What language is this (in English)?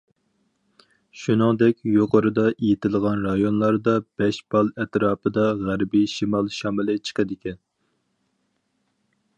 Uyghur